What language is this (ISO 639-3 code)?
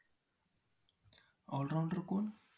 mar